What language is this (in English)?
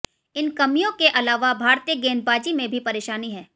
Hindi